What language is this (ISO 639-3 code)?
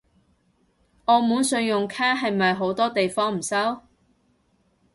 yue